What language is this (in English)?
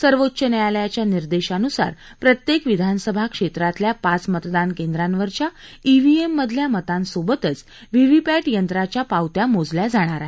Marathi